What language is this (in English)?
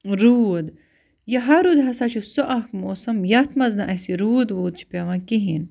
Kashmiri